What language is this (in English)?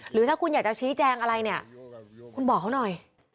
Thai